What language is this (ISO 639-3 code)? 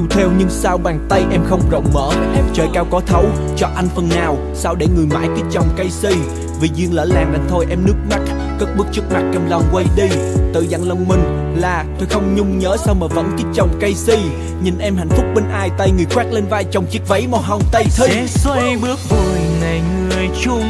vie